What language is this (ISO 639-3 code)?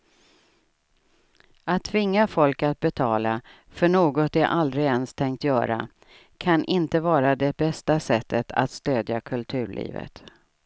swe